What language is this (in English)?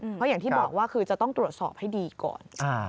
Thai